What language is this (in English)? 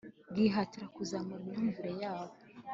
Kinyarwanda